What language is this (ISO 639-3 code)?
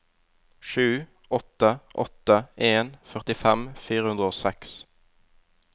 nor